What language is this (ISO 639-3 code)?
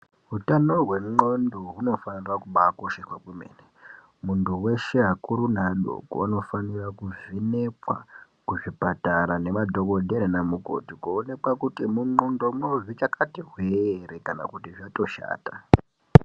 ndc